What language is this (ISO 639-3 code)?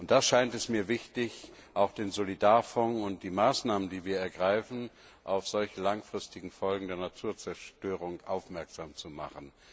deu